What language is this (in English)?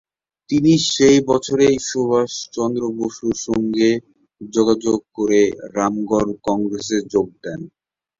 Bangla